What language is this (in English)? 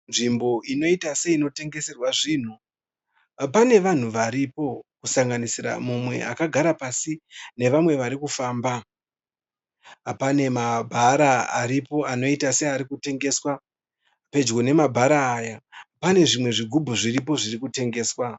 Shona